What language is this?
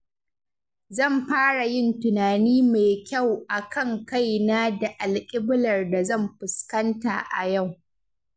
Hausa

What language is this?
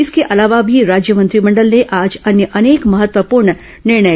Hindi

